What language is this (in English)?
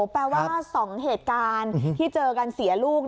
Thai